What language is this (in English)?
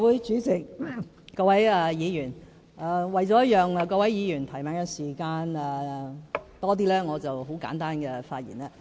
Cantonese